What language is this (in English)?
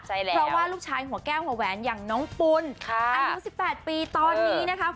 Thai